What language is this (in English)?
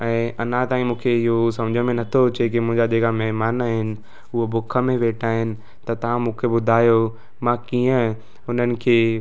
Sindhi